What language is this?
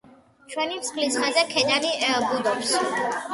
Georgian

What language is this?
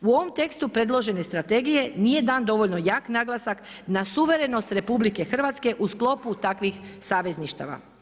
Croatian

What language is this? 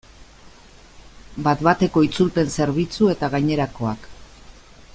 Basque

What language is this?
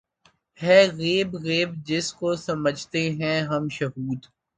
Urdu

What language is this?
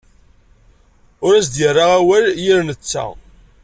Kabyle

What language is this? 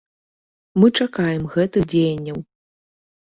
Belarusian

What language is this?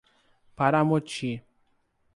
Portuguese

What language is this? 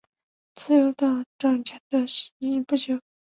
Chinese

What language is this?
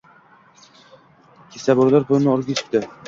Uzbek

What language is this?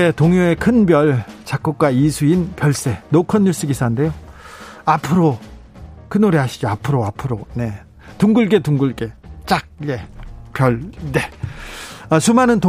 Korean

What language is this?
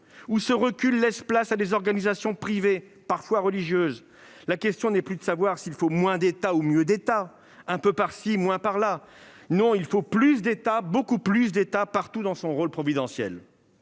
French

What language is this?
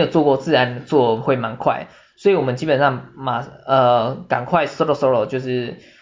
Chinese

